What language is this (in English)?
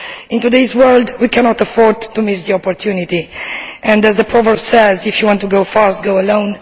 English